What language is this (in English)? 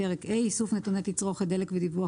Hebrew